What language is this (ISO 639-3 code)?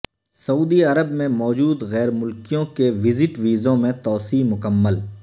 urd